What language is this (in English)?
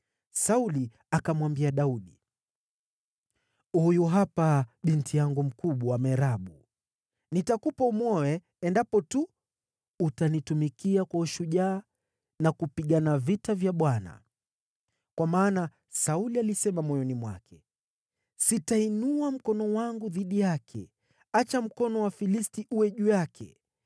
Swahili